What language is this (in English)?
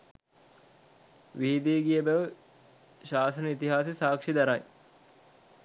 Sinhala